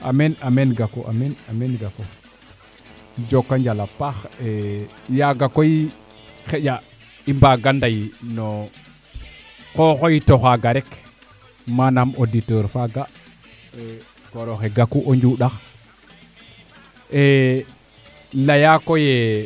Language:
Serer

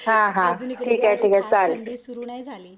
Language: Marathi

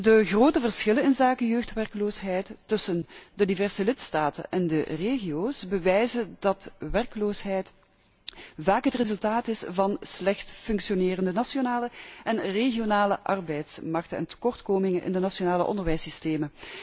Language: Dutch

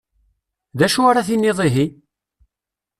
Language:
Kabyle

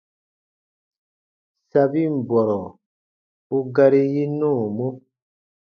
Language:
Baatonum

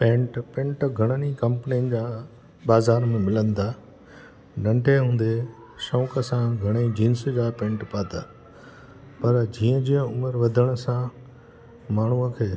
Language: Sindhi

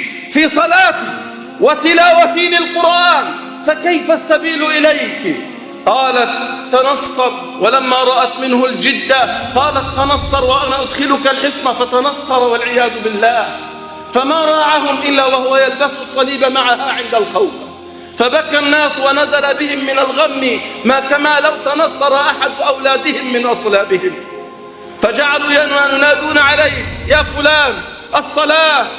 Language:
Arabic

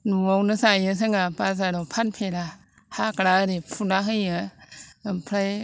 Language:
Bodo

